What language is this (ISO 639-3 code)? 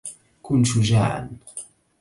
ara